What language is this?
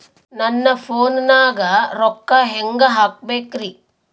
Kannada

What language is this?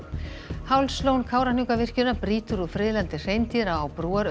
Icelandic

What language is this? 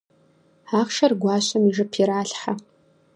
Kabardian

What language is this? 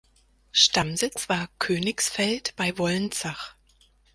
German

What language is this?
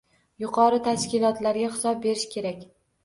Uzbek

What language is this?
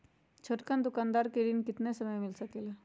Magahi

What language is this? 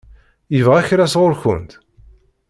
Kabyle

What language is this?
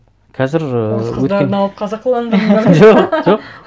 Kazakh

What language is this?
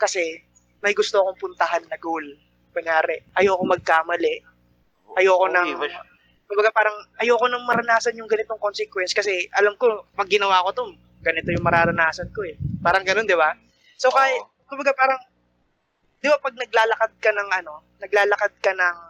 Filipino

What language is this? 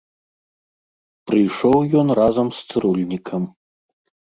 Belarusian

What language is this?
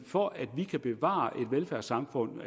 Danish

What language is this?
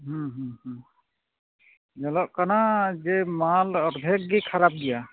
Santali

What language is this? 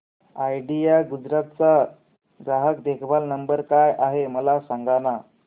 Marathi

